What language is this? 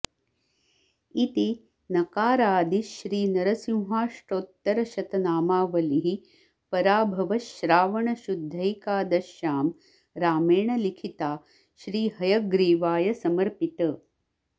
Sanskrit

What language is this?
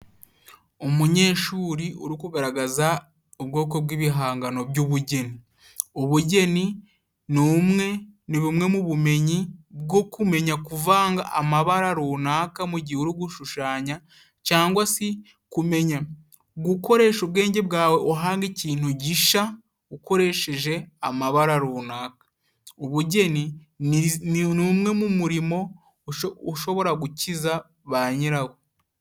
Kinyarwanda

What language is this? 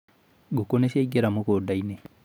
Kikuyu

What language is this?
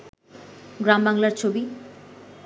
Bangla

